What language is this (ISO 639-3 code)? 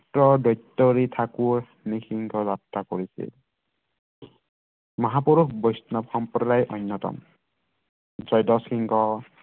asm